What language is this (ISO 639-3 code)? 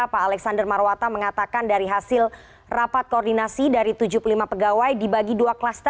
ind